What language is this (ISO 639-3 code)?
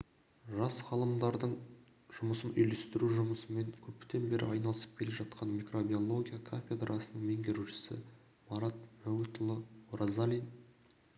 kaz